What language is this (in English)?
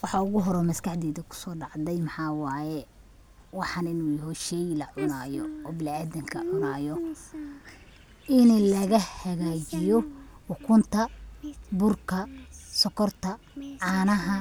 Somali